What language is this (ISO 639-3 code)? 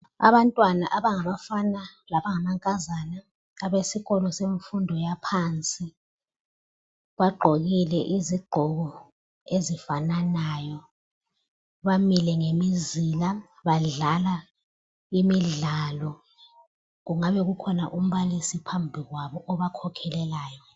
nde